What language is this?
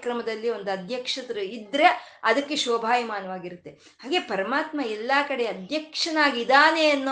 Kannada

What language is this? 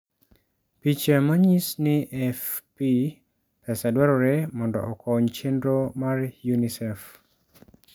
Luo (Kenya and Tanzania)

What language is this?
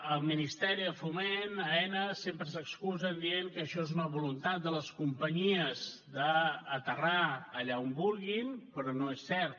Catalan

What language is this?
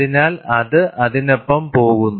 Malayalam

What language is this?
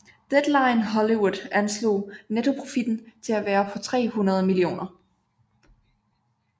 Danish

